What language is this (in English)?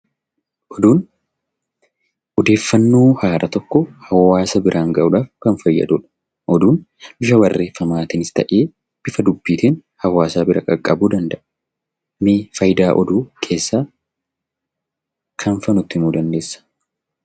Oromo